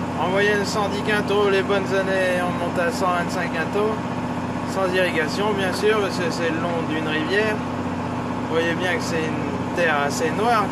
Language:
French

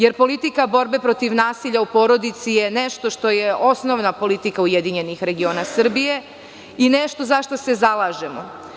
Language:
Serbian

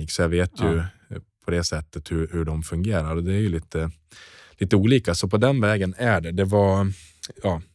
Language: Swedish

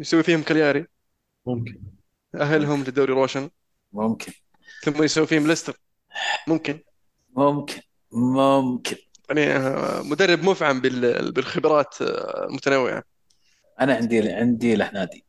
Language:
Arabic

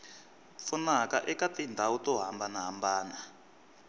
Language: Tsonga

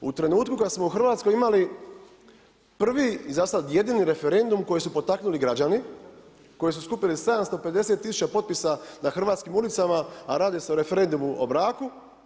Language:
Croatian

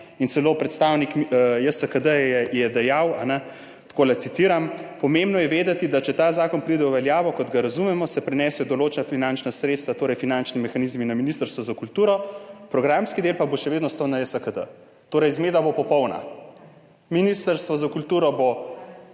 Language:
Slovenian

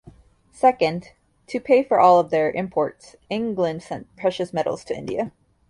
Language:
English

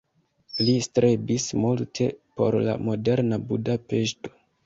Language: Esperanto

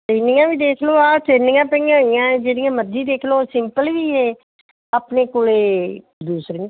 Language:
Punjabi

